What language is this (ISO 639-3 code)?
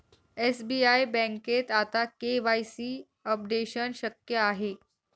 mar